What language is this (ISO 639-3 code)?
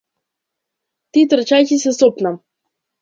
mkd